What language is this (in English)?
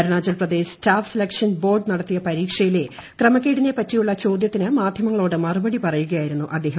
Malayalam